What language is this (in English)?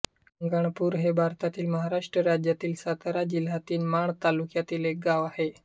Marathi